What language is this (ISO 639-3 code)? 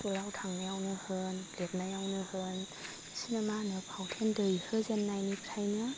brx